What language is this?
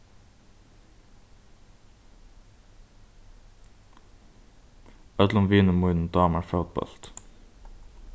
Faroese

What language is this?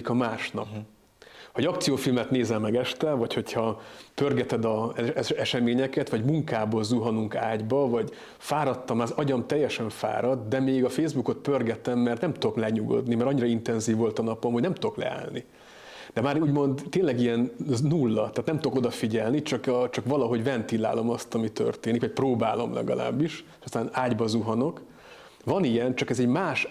Hungarian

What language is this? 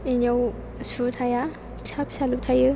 Bodo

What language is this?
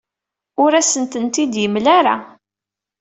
Kabyle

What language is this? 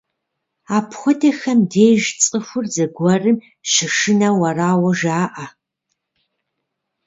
Kabardian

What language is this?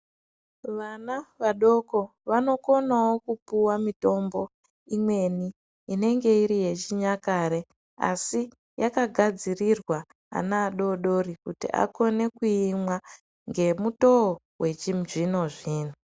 Ndau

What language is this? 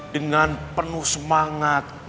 Indonesian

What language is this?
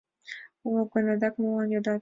Mari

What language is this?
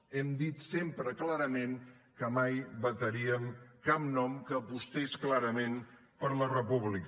Catalan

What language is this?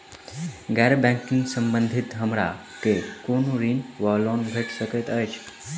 Maithili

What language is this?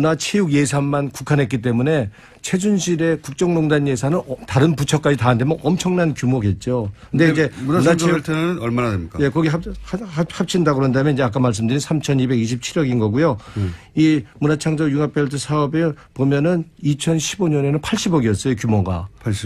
Korean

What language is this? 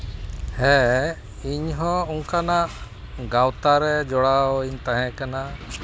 Santali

